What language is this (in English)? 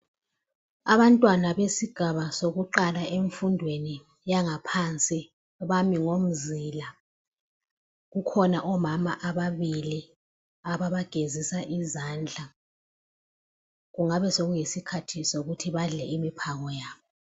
North Ndebele